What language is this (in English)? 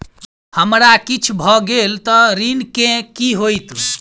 Maithili